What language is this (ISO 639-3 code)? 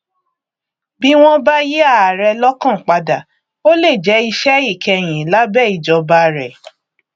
yor